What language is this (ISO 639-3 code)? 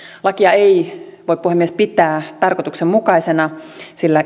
fin